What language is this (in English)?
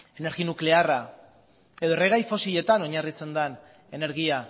Basque